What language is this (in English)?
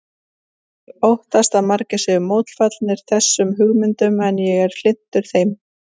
Icelandic